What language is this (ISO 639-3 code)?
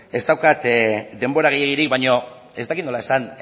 eus